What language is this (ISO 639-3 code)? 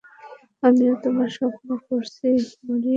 ben